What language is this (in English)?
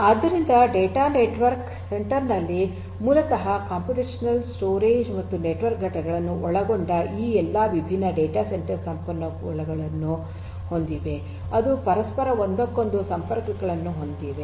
Kannada